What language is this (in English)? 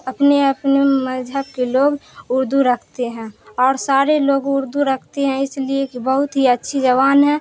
Urdu